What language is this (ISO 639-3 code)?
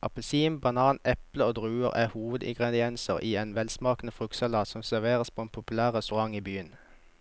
nor